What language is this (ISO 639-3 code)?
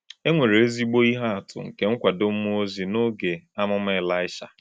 ibo